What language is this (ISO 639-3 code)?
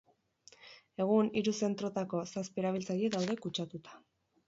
eus